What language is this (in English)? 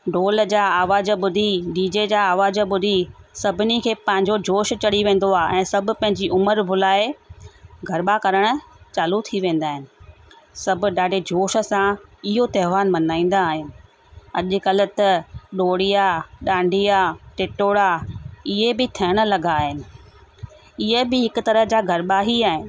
Sindhi